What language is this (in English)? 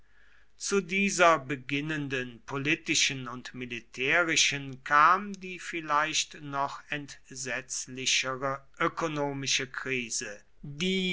German